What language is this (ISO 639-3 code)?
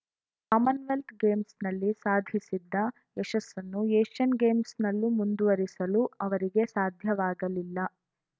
kan